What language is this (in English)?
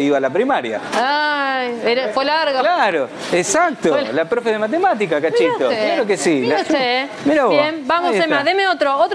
Spanish